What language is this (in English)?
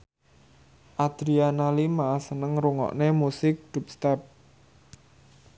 Javanese